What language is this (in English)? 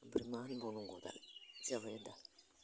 Bodo